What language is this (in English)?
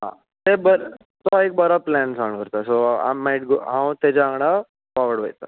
Konkani